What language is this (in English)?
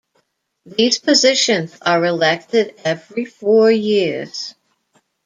English